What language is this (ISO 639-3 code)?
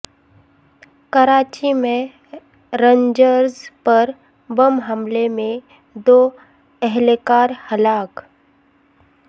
urd